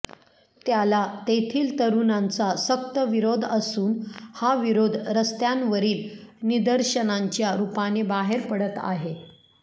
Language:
Marathi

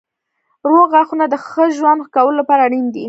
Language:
Pashto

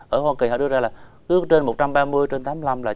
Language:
Vietnamese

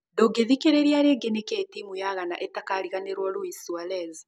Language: Kikuyu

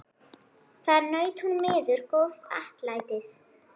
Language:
Icelandic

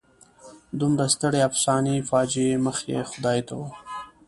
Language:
Pashto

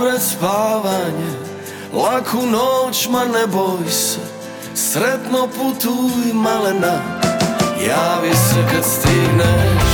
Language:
Croatian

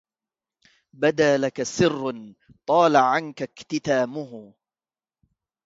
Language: Arabic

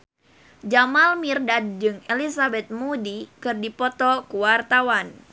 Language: Sundanese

